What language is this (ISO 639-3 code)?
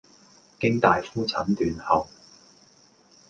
yue